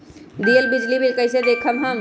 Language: Magahi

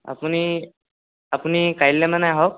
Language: Assamese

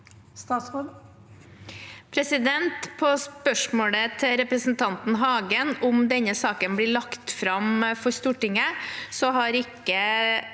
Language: Norwegian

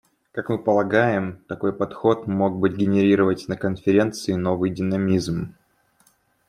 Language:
Russian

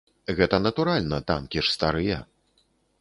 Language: Belarusian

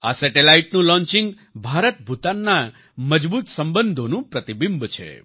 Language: Gujarati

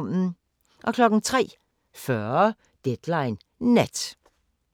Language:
Danish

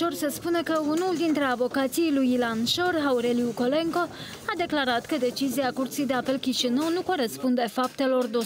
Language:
Romanian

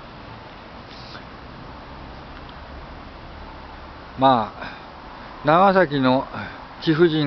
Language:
Japanese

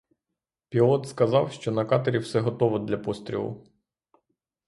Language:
Ukrainian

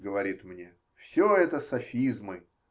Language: Russian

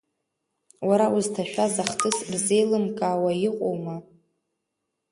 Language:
Abkhazian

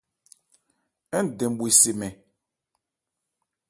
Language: Ebrié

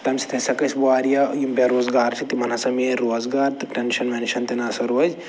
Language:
Kashmiri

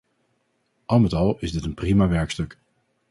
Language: Dutch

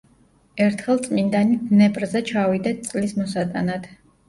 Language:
Georgian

